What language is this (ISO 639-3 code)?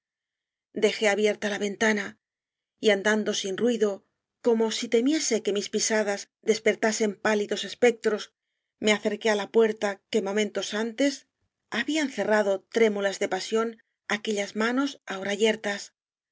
spa